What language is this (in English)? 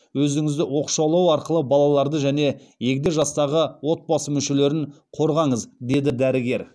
Kazakh